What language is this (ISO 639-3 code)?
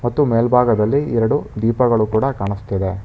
kan